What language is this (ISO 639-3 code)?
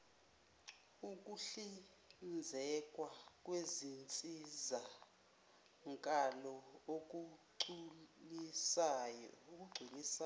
zul